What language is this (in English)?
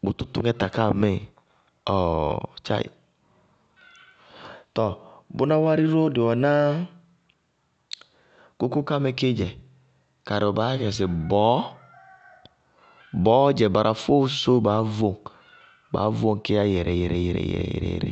Bago-Kusuntu